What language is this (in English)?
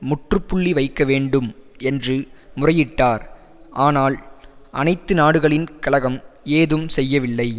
Tamil